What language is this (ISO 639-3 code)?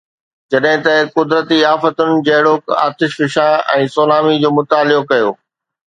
snd